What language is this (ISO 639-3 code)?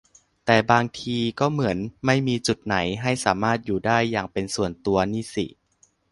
tha